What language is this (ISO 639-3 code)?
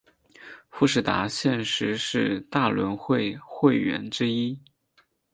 zho